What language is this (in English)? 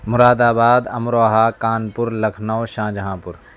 Urdu